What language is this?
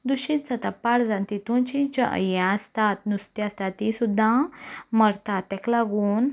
Konkani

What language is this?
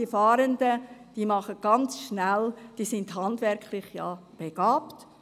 Swiss German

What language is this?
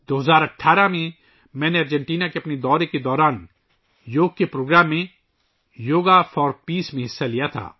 Urdu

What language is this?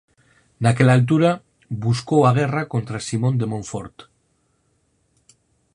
Galician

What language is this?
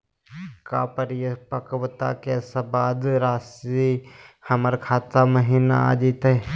Magahi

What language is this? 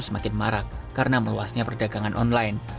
Indonesian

